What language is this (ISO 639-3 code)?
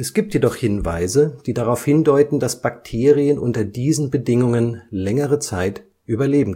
deu